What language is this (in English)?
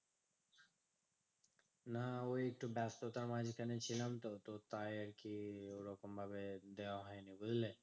Bangla